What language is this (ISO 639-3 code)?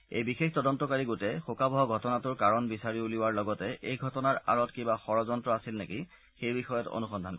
asm